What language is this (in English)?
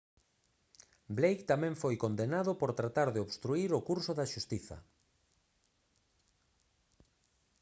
Galician